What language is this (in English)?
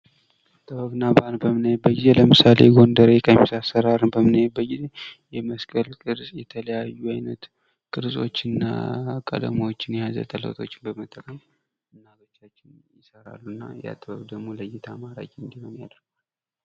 Amharic